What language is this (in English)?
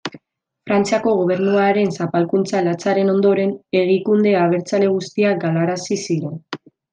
Basque